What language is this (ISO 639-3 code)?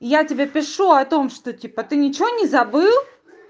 rus